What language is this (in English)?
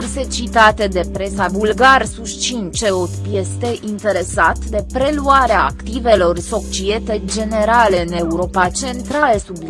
Romanian